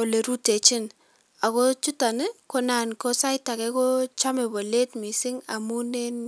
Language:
Kalenjin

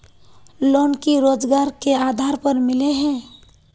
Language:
Magahi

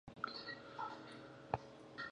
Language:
Pashto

